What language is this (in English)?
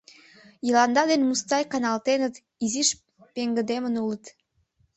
Mari